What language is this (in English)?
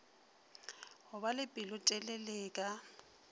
Northern Sotho